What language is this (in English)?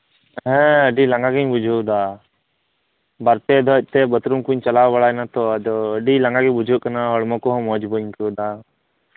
Santali